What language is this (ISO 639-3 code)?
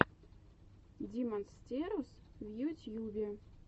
rus